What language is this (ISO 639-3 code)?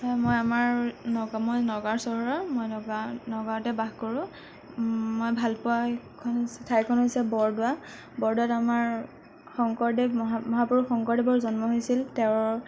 asm